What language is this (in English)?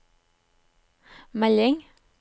Norwegian